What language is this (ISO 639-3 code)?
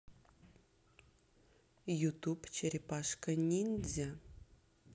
rus